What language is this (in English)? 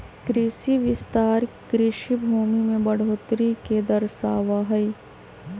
Magahi